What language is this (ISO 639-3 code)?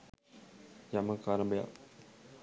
sin